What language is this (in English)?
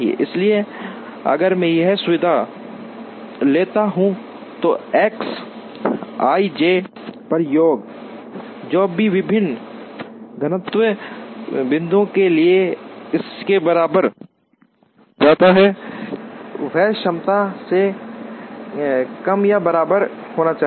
Hindi